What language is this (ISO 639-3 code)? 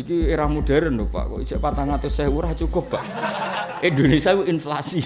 ind